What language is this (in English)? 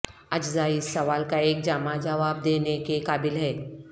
Urdu